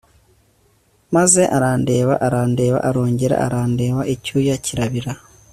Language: Kinyarwanda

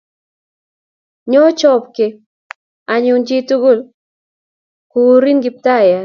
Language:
Kalenjin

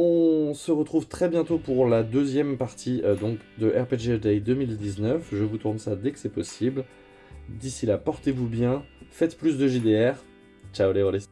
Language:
French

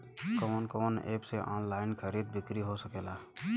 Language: Bhojpuri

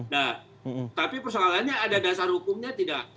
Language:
Indonesian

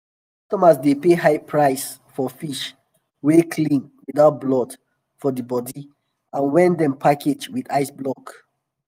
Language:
Nigerian Pidgin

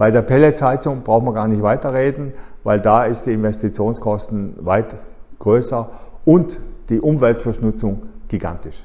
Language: German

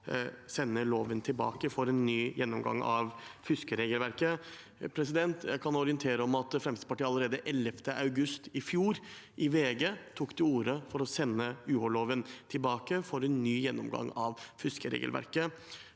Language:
Norwegian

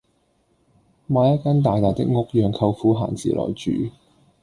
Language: Cantonese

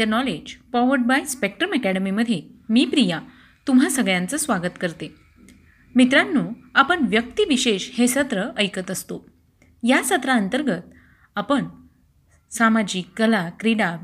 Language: Marathi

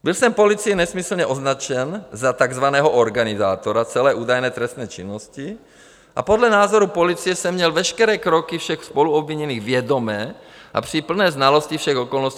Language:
Czech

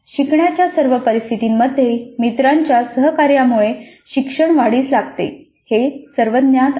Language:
Marathi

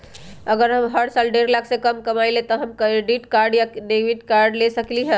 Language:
Magahi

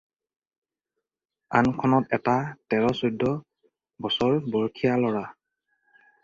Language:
Assamese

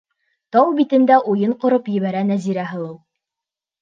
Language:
Bashkir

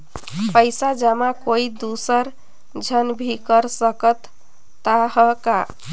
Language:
Chhattisgarhi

